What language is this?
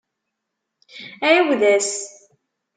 Kabyle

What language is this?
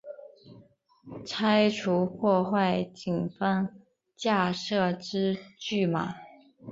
Chinese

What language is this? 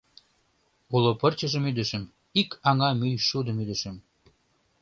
Mari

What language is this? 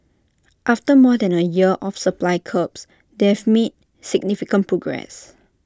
English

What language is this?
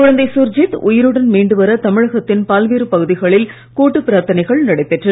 Tamil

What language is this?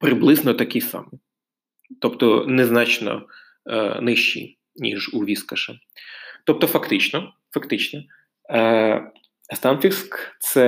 Ukrainian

